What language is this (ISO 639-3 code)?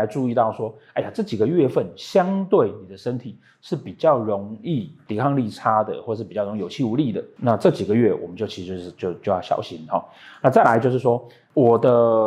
zho